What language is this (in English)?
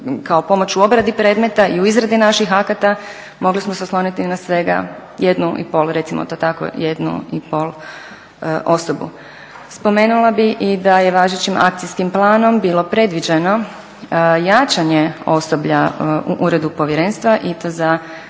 Croatian